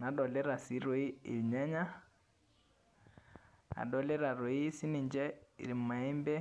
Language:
Masai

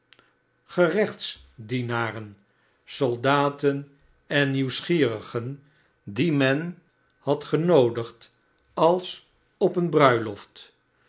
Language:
Dutch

